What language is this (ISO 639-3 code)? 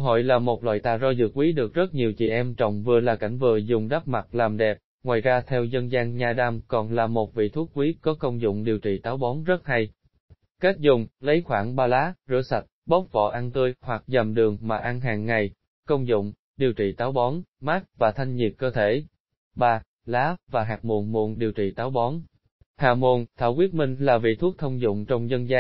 vie